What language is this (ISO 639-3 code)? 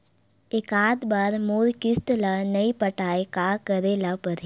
hne